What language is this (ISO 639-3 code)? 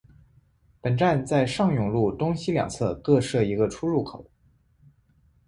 zho